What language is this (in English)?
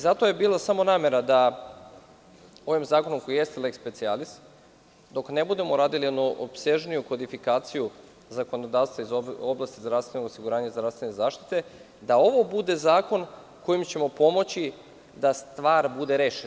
Serbian